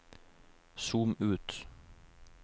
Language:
Norwegian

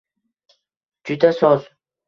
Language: Uzbek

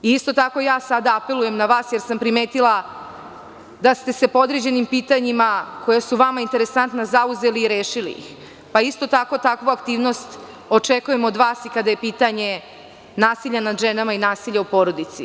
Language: Serbian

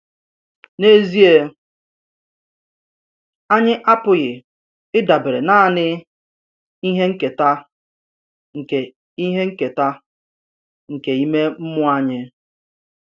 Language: Igbo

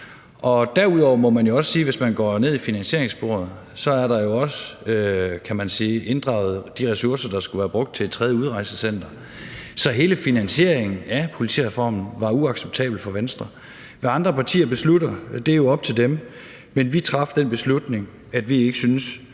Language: Danish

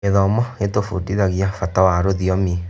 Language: Kikuyu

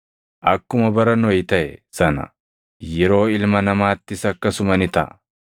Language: Oromo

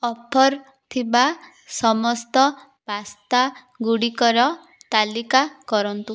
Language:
Odia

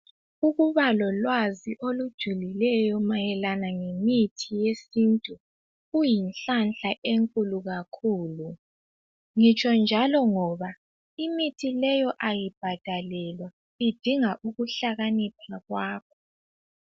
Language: North Ndebele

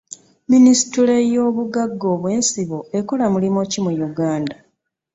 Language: Ganda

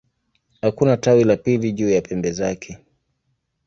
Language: Swahili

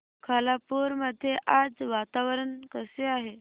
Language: Marathi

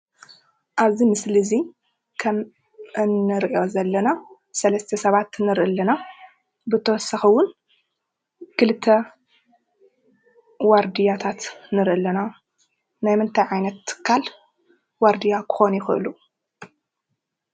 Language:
Tigrinya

